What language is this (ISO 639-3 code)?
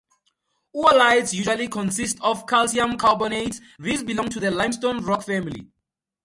eng